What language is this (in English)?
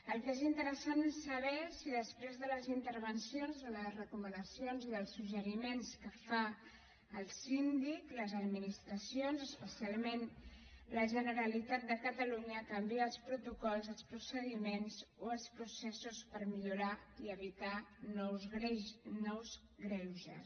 Catalan